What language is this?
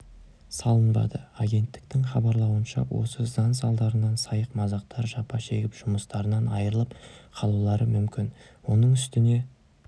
Kazakh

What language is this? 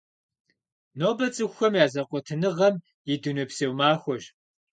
Kabardian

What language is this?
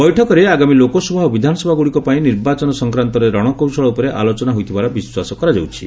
Odia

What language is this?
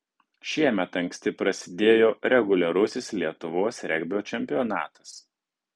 Lithuanian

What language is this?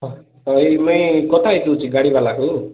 Odia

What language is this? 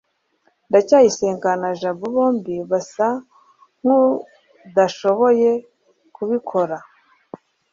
Kinyarwanda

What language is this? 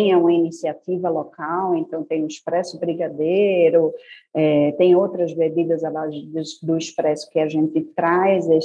Portuguese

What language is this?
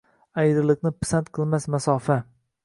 Uzbek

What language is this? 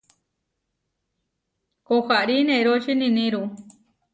Huarijio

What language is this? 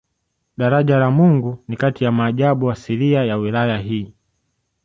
Swahili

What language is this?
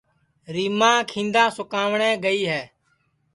Sansi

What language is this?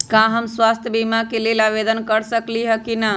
Magahi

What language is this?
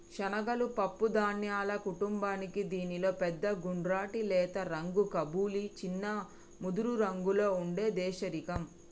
Telugu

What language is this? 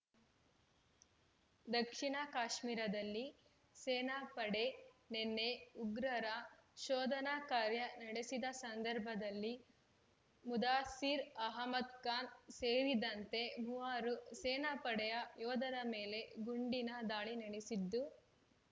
Kannada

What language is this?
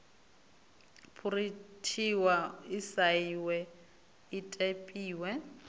Venda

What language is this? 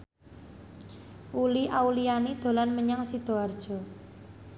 Javanese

